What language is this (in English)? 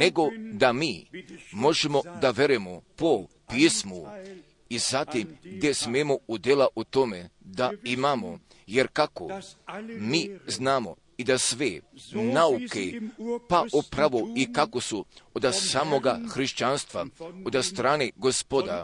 Croatian